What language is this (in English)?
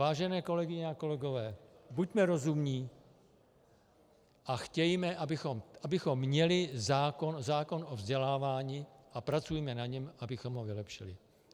Czech